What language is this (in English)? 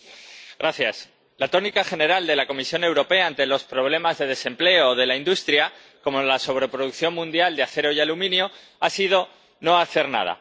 Spanish